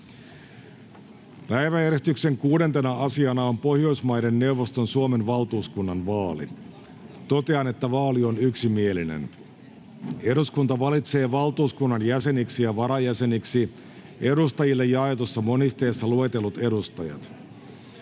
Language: Finnish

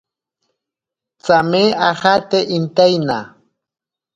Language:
Ashéninka Perené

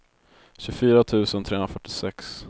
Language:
Swedish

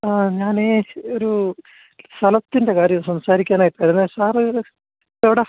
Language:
Malayalam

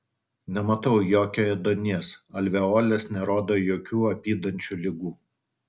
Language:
Lithuanian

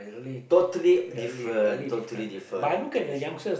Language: English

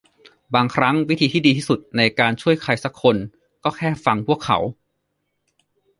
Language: Thai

